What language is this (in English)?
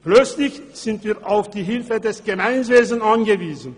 Swiss German